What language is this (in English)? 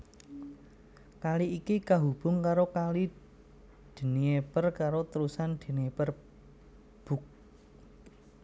Javanese